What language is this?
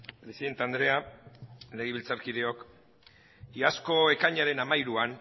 Basque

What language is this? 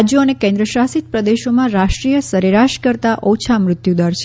Gujarati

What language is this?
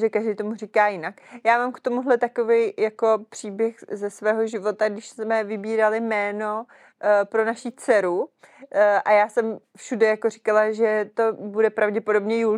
Czech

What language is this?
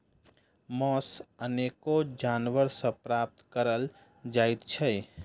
Maithili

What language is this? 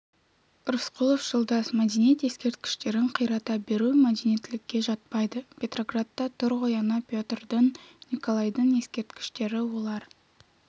Kazakh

